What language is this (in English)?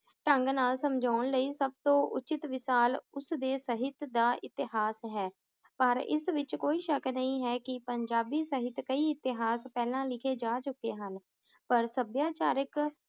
Punjabi